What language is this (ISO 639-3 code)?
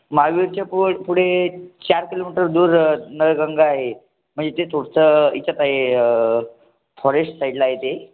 mar